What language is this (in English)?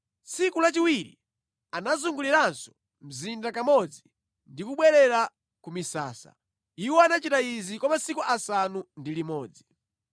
Nyanja